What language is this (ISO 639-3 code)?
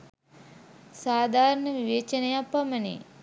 sin